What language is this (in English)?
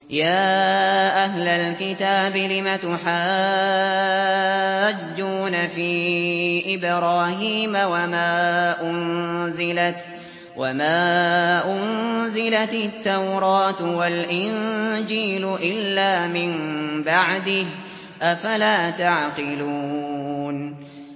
Arabic